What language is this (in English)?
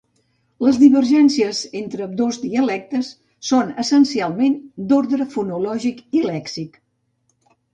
Catalan